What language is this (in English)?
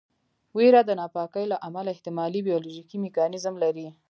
Pashto